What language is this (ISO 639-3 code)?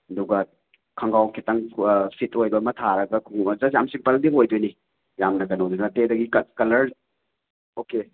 mni